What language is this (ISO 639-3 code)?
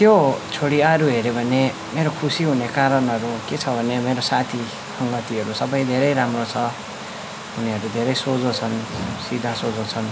nep